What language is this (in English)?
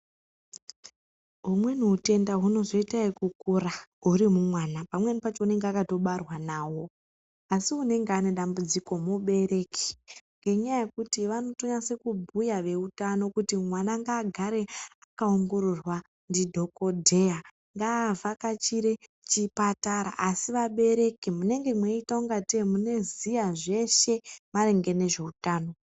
Ndau